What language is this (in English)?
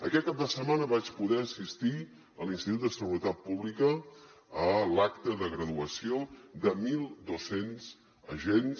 Catalan